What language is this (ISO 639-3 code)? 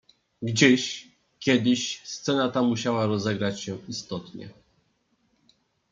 pol